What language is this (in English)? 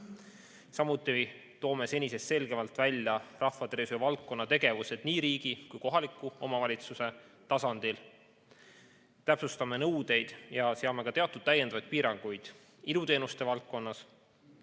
Estonian